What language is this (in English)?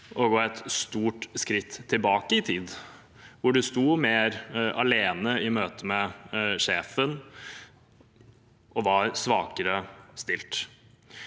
Norwegian